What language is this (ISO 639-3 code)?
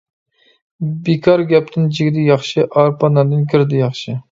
uig